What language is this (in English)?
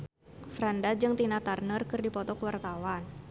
Sundanese